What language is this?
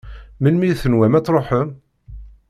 Kabyle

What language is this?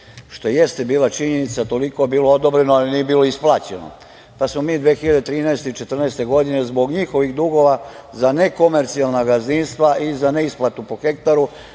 Serbian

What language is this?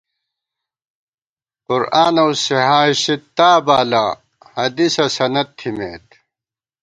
Gawar-Bati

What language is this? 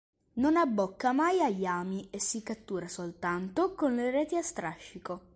Italian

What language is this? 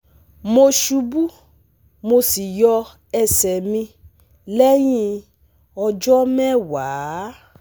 Yoruba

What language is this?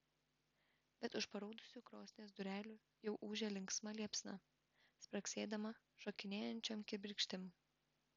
Lithuanian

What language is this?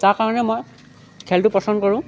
Assamese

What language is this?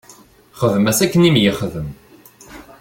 Kabyle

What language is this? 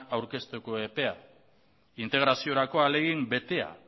Basque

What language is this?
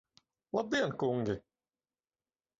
Latvian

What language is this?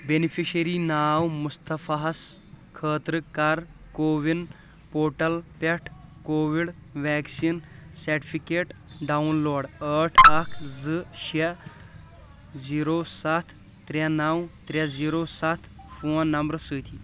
Kashmiri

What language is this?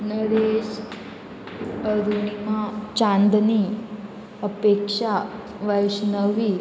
Konkani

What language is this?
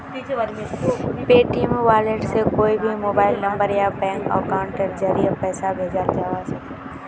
Magahi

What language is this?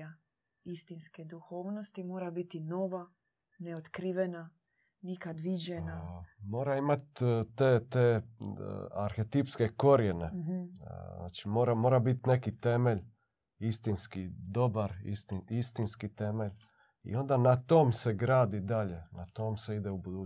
Croatian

